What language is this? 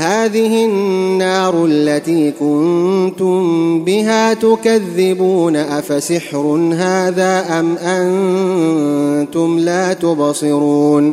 Arabic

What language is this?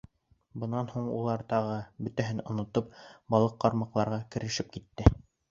Bashkir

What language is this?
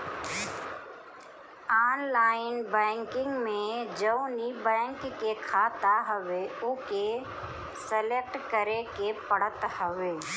Bhojpuri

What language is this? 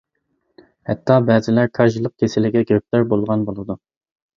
Uyghur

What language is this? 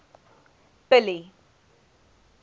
English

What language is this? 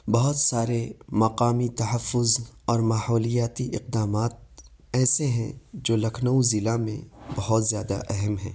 Urdu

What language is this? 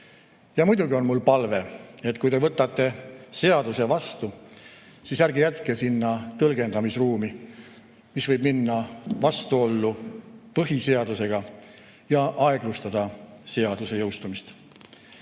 Estonian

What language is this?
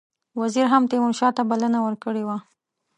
Pashto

